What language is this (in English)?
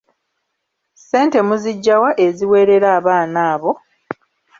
Ganda